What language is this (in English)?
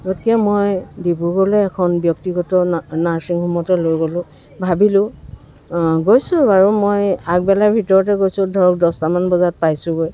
Assamese